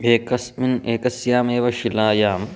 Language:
Sanskrit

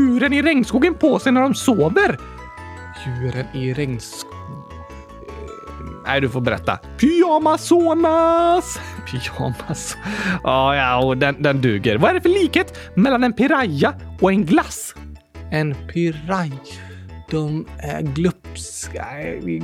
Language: Swedish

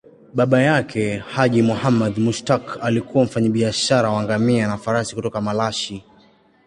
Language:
Swahili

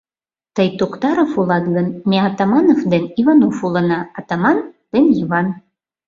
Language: Mari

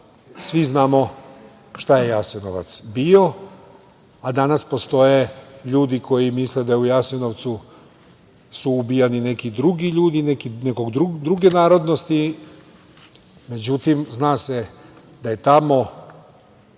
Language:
Serbian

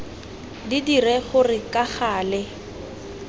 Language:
Tswana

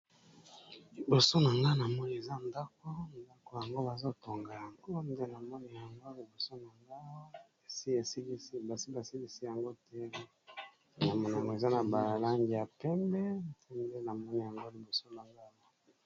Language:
Lingala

